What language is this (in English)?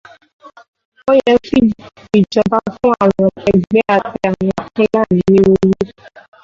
Yoruba